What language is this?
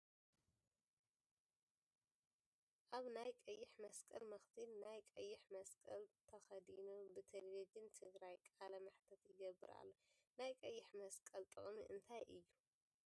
Tigrinya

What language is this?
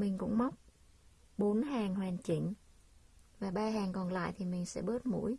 Vietnamese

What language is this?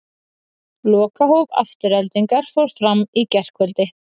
Icelandic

